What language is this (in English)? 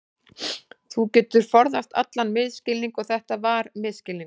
Icelandic